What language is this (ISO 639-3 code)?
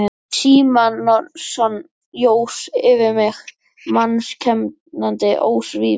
isl